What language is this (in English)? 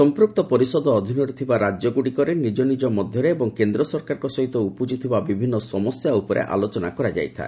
Odia